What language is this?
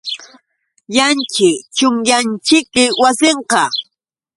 Yauyos Quechua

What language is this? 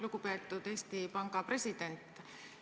Estonian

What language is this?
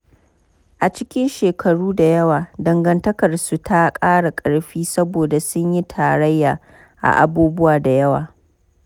Hausa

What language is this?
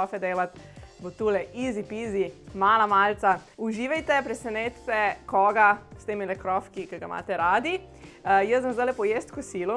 Slovenian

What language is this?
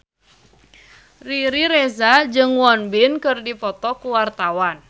Sundanese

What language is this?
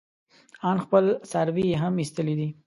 Pashto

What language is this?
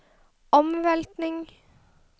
Norwegian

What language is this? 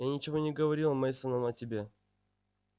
Russian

